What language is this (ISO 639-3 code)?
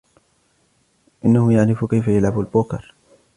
ara